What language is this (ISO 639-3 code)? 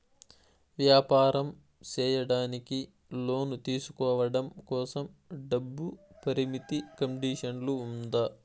tel